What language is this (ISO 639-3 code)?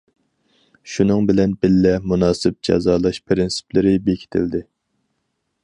uig